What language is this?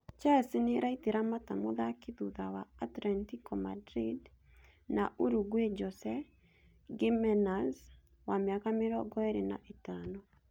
Kikuyu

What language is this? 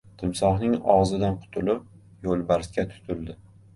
Uzbek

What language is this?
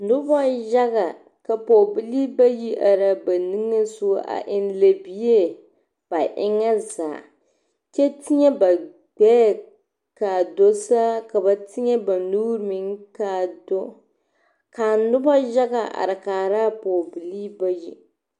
Southern Dagaare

